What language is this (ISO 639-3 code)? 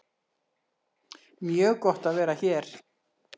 isl